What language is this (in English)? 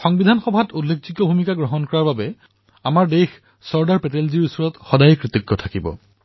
Assamese